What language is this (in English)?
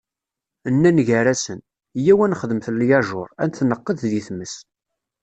Kabyle